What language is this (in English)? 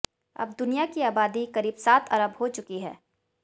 Hindi